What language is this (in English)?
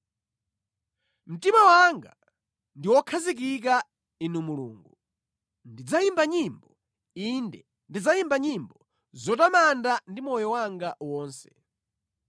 Nyanja